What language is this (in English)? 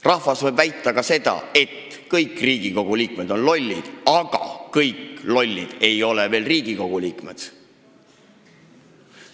Estonian